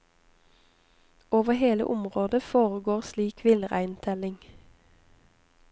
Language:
Norwegian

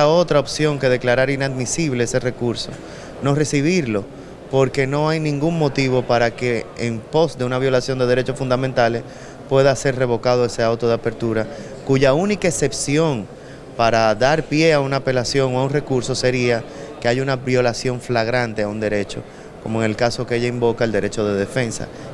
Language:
Spanish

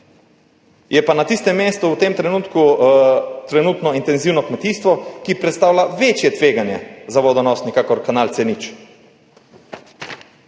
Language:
Slovenian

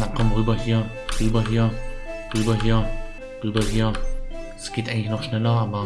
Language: German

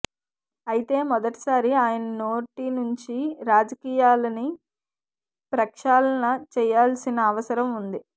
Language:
Telugu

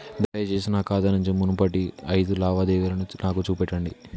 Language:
Telugu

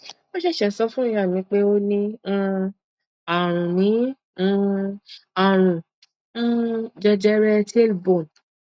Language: Yoruba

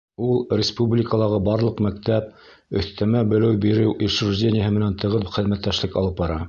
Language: Bashkir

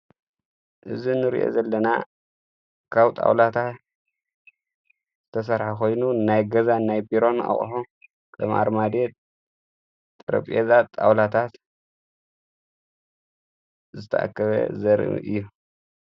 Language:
Tigrinya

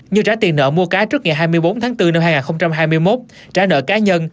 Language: Vietnamese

